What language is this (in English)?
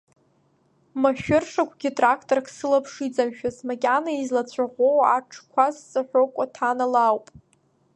Abkhazian